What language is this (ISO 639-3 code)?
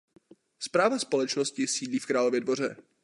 ces